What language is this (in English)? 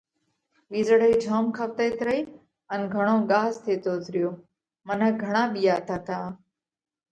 Parkari Koli